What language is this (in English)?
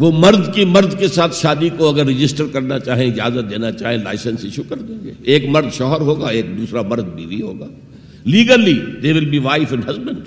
Urdu